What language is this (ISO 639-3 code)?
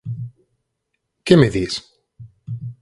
glg